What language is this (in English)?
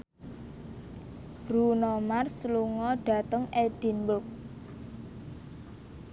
Javanese